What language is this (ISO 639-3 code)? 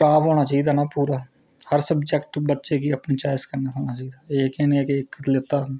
doi